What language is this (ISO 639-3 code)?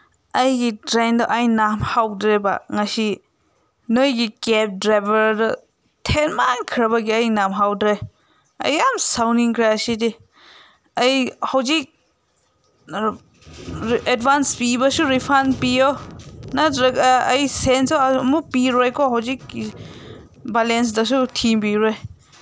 mni